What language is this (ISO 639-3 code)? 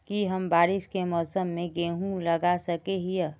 mag